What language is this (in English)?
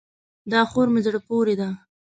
Pashto